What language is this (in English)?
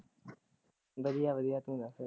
Punjabi